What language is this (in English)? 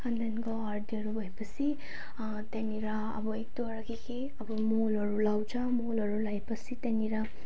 Nepali